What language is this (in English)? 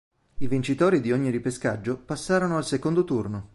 Italian